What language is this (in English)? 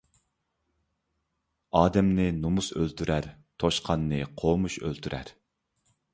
Uyghur